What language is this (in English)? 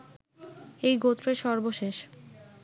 Bangla